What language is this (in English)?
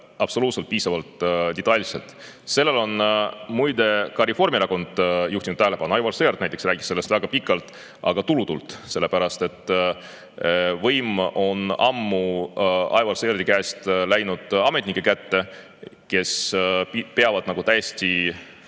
Estonian